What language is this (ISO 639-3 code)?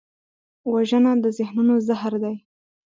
pus